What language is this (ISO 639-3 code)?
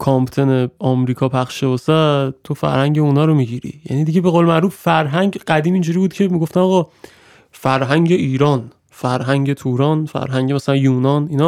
fas